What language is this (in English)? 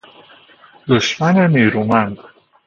Persian